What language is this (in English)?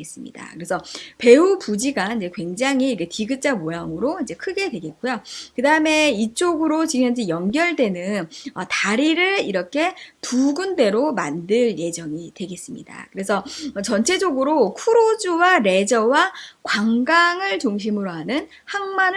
Korean